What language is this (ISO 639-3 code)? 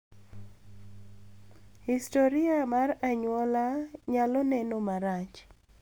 luo